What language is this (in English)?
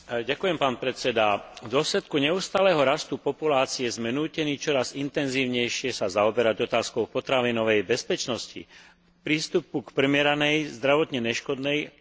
Slovak